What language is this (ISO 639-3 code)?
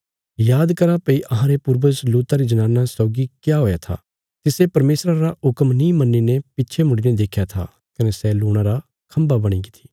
kfs